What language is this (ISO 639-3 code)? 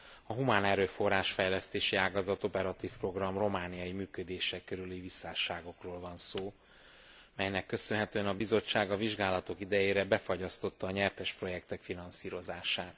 hun